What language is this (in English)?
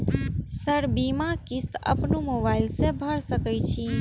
Maithili